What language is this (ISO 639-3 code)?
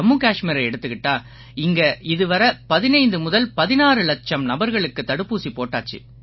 tam